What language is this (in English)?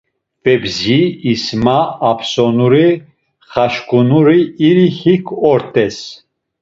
Laz